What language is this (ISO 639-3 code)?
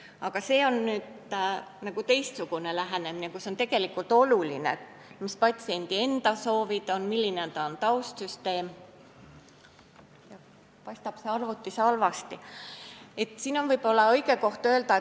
est